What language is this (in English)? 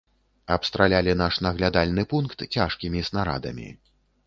Belarusian